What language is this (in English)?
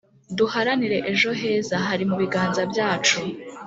Kinyarwanda